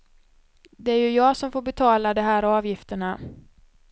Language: Swedish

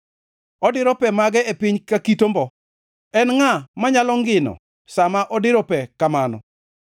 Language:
Luo (Kenya and Tanzania)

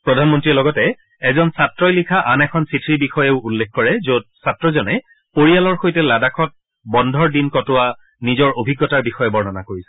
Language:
Assamese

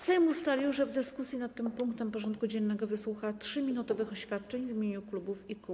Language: Polish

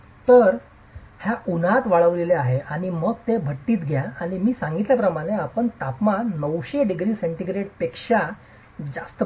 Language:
Marathi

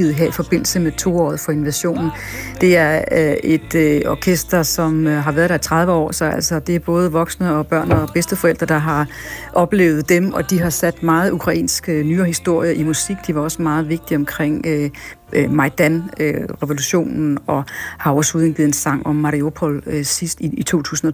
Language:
Danish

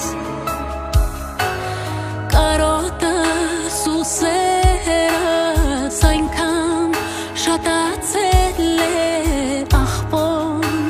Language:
Romanian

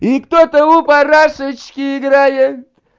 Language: Russian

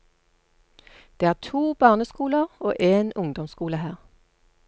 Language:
Norwegian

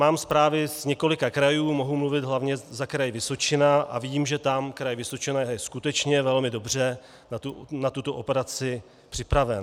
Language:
Czech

